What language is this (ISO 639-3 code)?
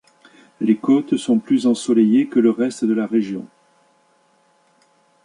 fra